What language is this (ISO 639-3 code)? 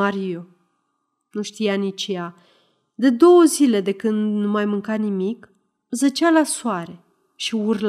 ron